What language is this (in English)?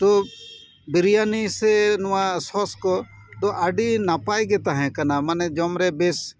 Santali